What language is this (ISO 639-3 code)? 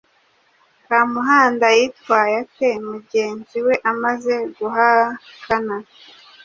kin